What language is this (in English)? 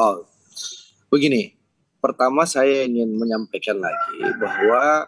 Indonesian